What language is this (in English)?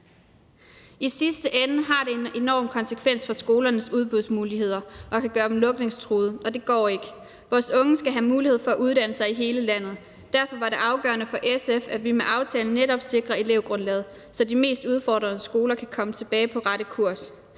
Danish